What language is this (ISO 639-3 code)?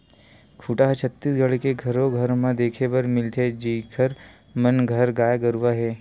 hne